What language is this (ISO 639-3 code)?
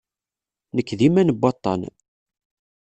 kab